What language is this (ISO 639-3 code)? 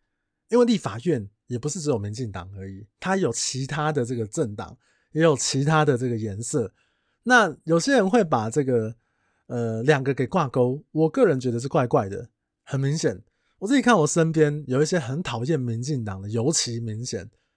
zho